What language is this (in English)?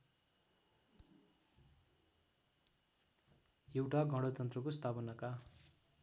Nepali